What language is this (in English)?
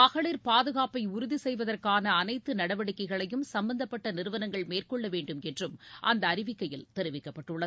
Tamil